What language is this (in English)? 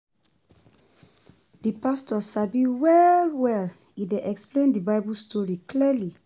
Nigerian Pidgin